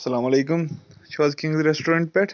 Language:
Kashmiri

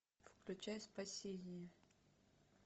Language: Russian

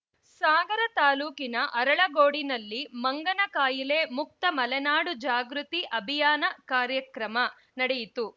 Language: Kannada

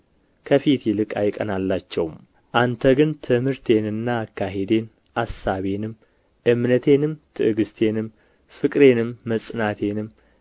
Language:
Amharic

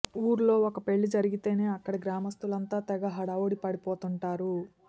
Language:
Telugu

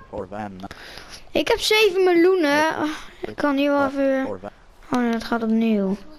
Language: Dutch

